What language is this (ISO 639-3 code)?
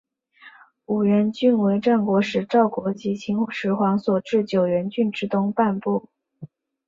zho